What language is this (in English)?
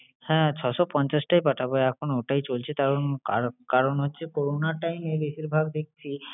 Bangla